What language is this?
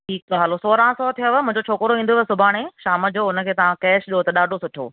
Sindhi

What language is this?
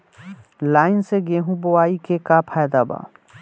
Bhojpuri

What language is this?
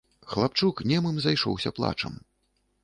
Belarusian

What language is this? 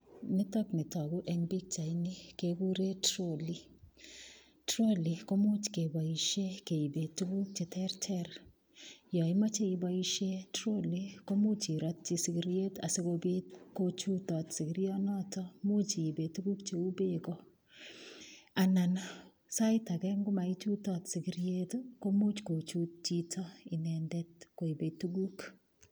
Kalenjin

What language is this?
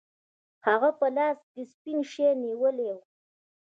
Pashto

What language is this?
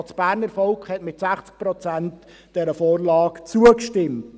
Swiss German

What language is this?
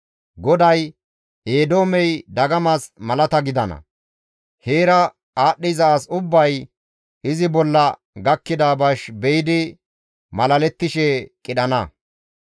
Gamo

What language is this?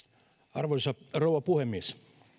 Finnish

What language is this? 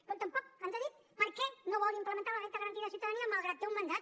Catalan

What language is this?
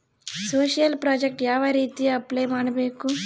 Kannada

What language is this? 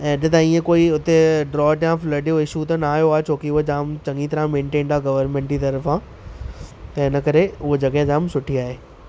Sindhi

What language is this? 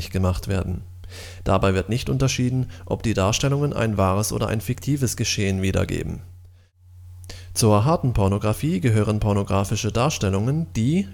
German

